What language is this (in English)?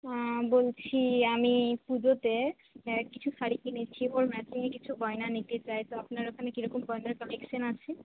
Bangla